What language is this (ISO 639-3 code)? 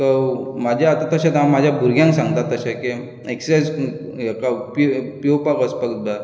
kok